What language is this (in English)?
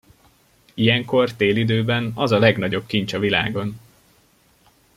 Hungarian